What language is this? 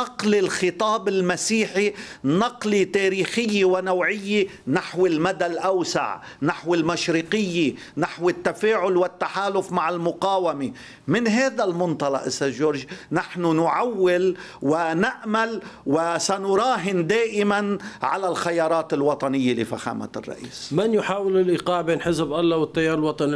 Arabic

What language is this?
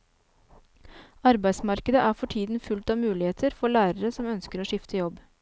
Norwegian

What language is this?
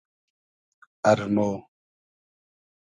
Hazaragi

